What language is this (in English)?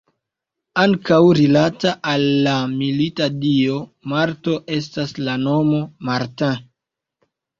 Esperanto